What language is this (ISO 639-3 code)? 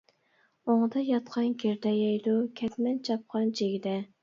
uig